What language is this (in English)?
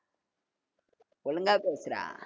Tamil